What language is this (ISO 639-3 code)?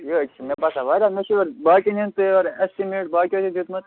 kas